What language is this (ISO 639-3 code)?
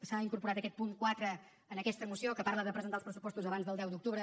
cat